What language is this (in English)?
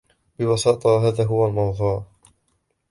Arabic